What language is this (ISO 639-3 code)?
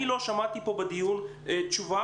heb